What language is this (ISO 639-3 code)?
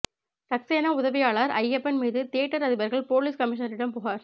tam